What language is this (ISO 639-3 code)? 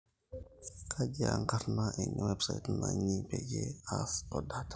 mas